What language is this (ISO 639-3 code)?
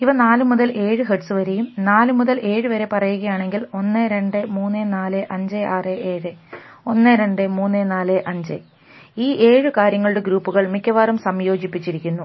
mal